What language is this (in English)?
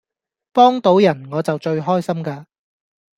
Cantonese